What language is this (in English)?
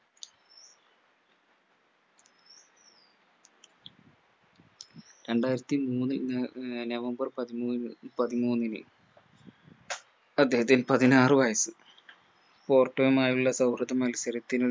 Malayalam